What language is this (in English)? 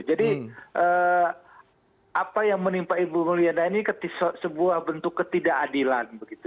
Indonesian